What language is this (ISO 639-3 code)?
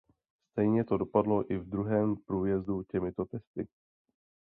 ces